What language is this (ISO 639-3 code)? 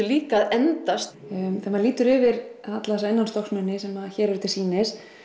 isl